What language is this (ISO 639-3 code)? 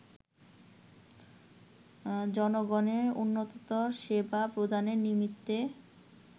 ben